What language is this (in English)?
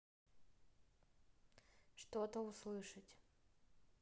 Russian